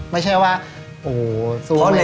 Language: Thai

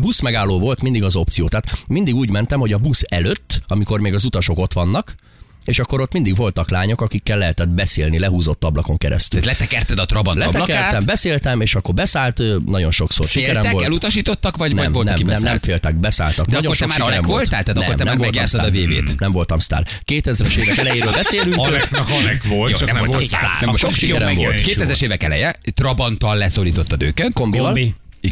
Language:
Hungarian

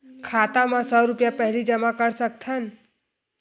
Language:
Chhattisgarhi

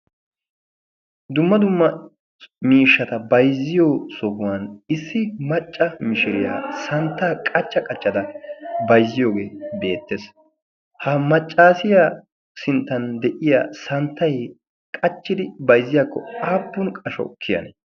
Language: Wolaytta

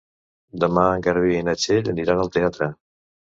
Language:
Catalan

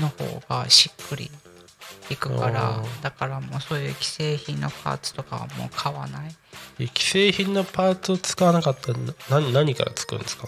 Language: Japanese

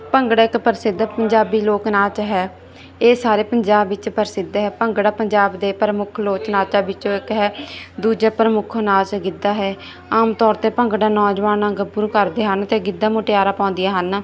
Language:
Punjabi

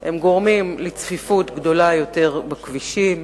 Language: Hebrew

